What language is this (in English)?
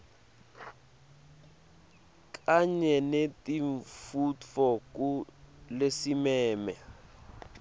Swati